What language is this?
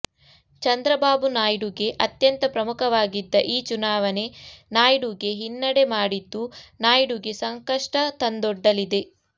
Kannada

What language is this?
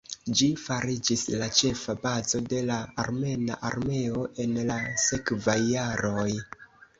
Esperanto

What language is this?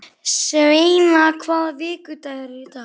Icelandic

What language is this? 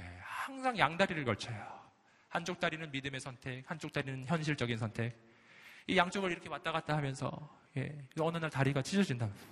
Korean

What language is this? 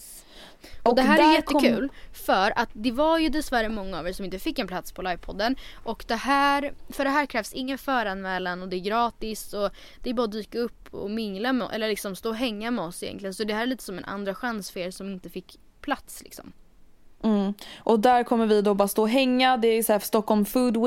Swedish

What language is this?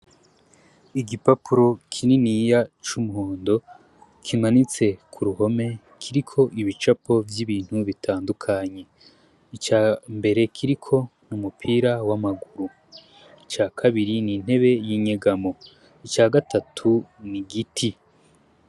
Rundi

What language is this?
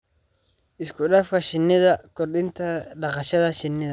Somali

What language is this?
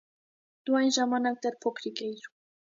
Armenian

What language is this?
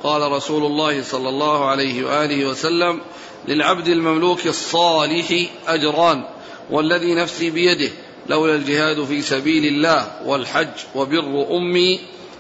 Arabic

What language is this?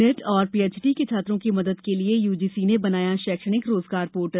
Hindi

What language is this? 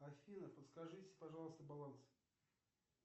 Russian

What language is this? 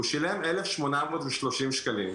Hebrew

